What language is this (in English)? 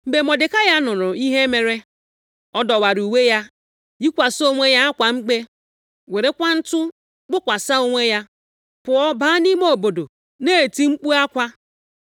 Igbo